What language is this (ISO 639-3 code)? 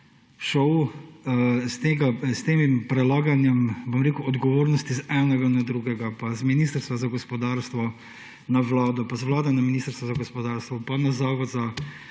slv